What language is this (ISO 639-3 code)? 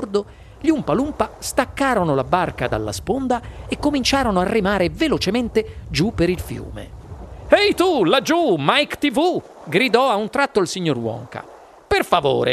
ita